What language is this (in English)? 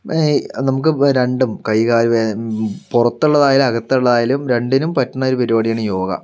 Malayalam